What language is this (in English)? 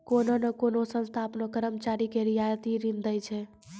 Maithili